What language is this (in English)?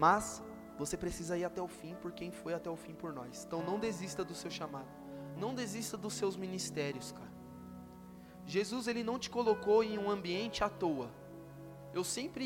Portuguese